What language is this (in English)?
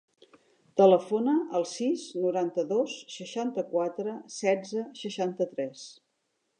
Catalan